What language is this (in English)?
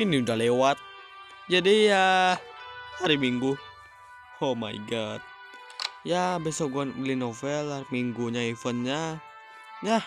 Indonesian